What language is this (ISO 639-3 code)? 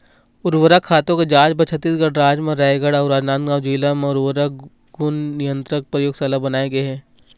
hne